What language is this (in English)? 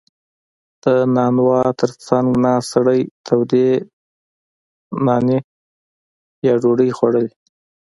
Pashto